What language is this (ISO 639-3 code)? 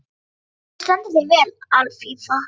isl